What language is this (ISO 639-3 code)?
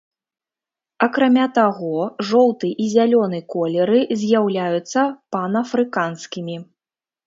bel